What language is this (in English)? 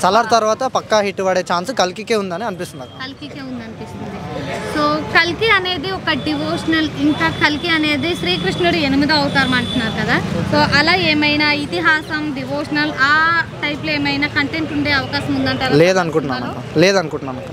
Telugu